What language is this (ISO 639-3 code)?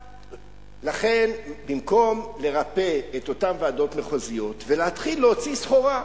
heb